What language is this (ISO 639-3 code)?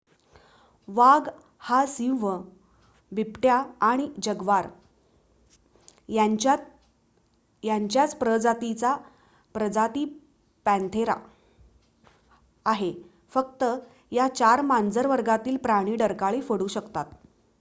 mar